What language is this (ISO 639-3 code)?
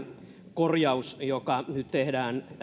fin